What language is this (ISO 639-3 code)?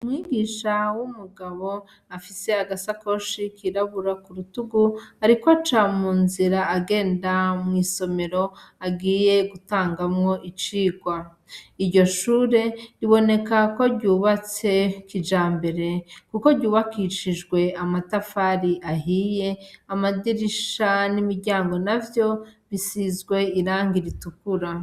run